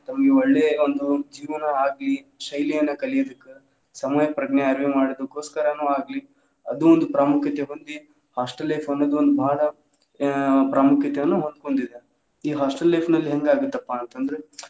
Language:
Kannada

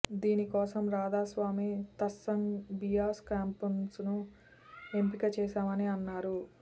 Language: Telugu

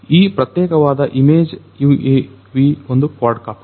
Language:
Kannada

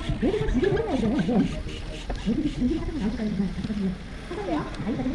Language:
Korean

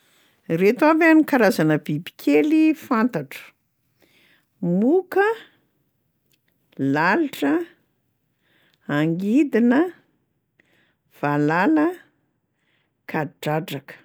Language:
Malagasy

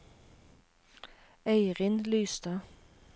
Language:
Norwegian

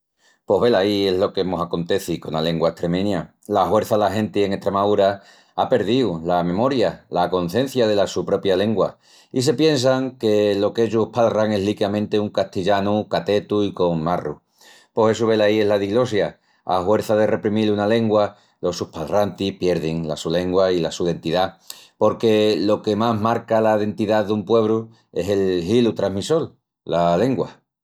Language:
Extremaduran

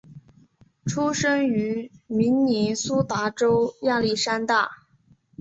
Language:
Chinese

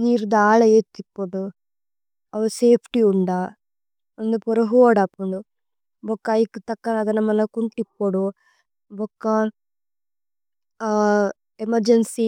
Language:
Tulu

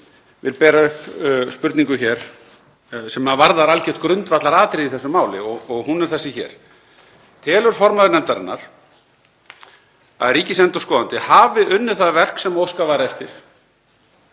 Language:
Icelandic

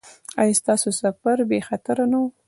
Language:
Pashto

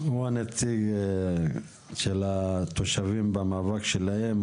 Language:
Hebrew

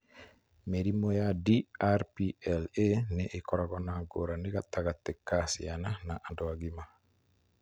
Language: Kikuyu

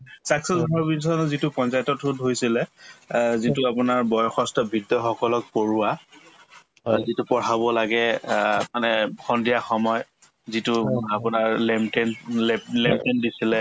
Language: Assamese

